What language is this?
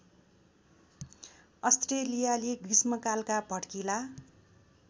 Nepali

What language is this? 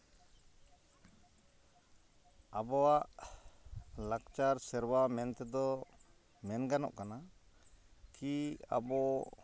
Santali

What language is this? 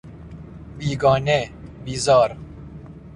Persian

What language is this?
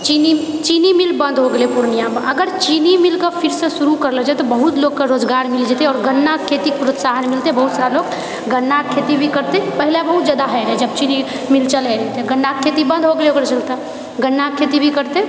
Maithili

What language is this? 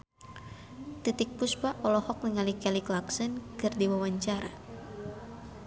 Sundanese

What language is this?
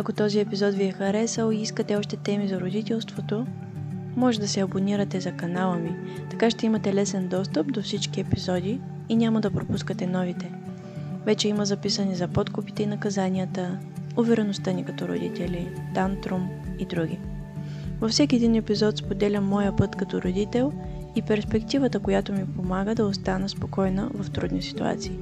Bulgarian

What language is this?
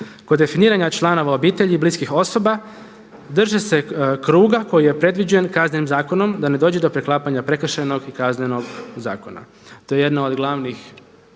Croatian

